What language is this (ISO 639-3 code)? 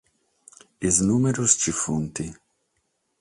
srd